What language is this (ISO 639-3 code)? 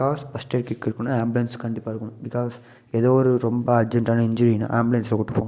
tam